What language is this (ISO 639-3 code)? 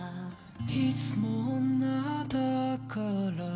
jpn